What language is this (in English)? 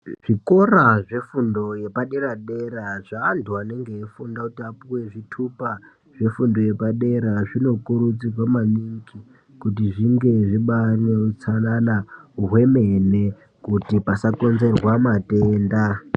Ndau